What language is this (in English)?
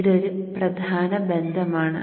Malayalam